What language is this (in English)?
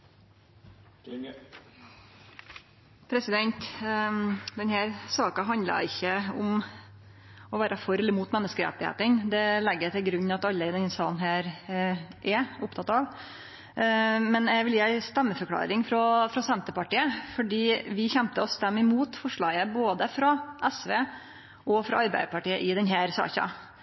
Norwegian Nynorsk